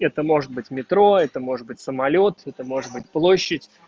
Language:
Russian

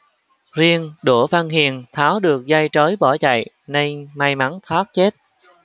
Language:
Vietnamese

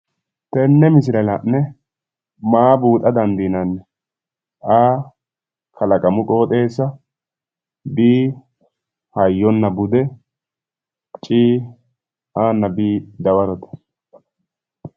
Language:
Sidamo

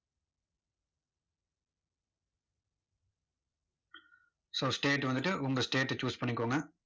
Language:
Tamil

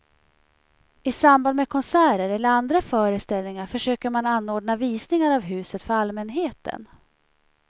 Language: Swedish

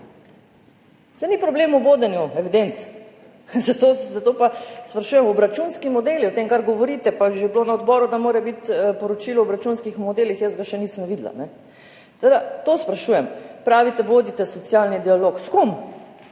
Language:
Slovenian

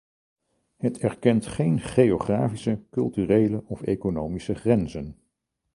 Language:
Dutch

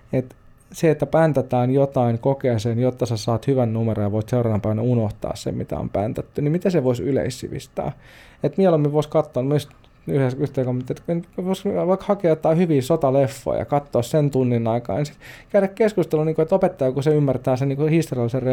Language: Finnish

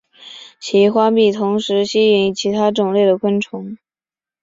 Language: Chinese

